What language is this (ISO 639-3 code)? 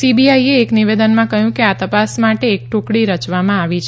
guj